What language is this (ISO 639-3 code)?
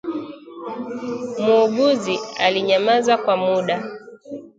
swa